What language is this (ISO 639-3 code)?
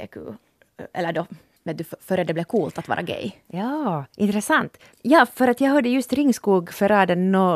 swe